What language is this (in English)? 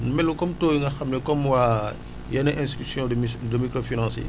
Wolof